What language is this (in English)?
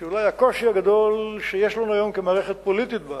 Hebrew